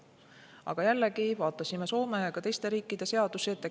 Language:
Estonian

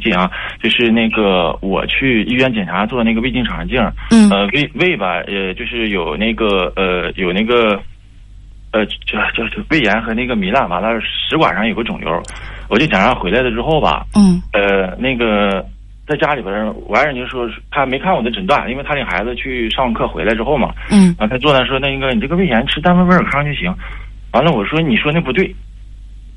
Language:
Chinese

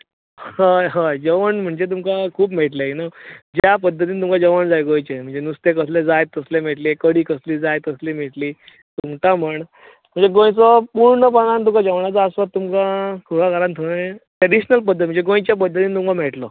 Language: Konkani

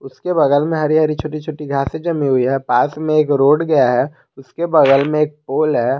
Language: Hindi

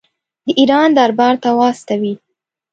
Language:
Pashto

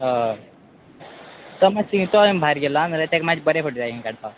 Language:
Konkani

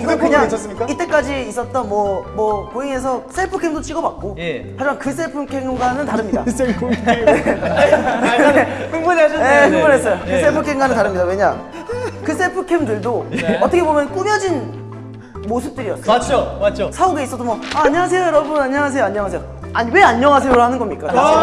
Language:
Korean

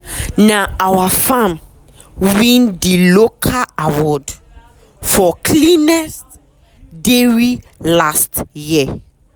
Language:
Nigerian Pidgin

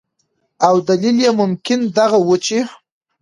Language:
Pashto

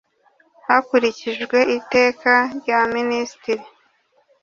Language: Kinyarwanda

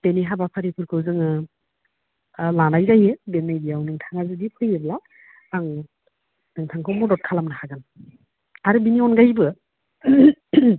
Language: Bodo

